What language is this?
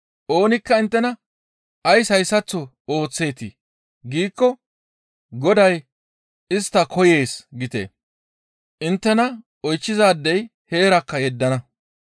Gamo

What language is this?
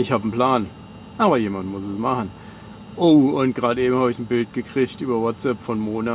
German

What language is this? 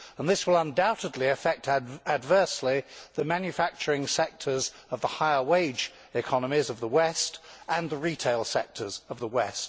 English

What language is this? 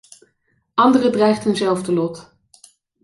Dutch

